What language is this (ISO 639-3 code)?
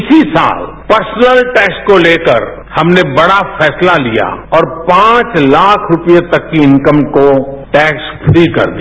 hin